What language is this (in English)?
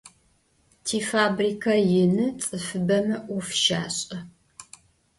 Adyghe